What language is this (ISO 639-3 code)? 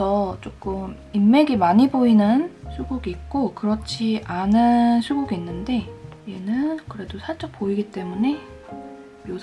kor